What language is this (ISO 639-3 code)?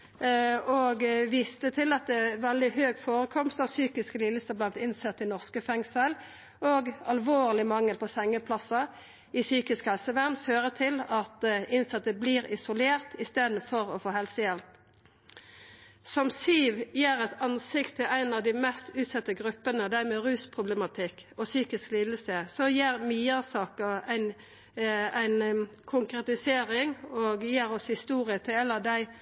nno